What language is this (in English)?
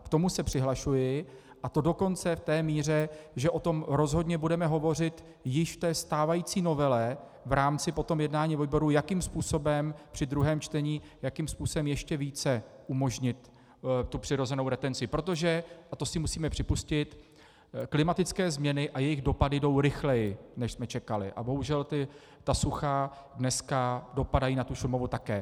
Czech